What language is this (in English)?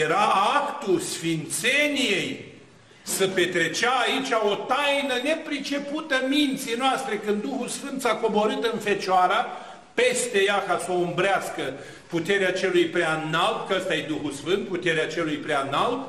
Romanian